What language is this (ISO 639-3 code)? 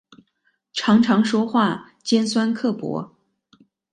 zho